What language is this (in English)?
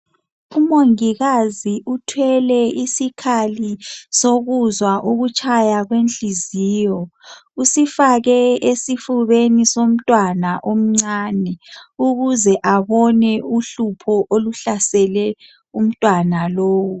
North Ndebele